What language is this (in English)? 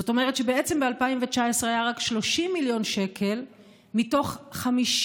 Hebrew